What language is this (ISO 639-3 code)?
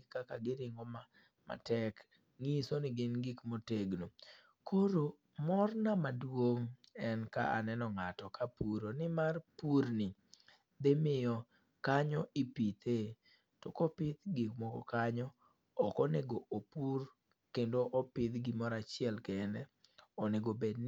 luo